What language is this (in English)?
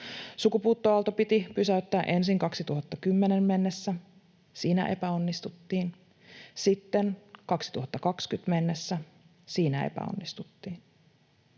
Finnish